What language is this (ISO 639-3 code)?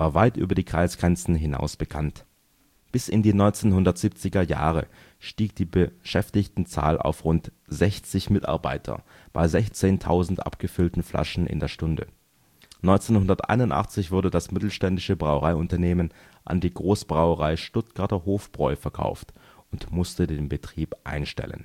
deu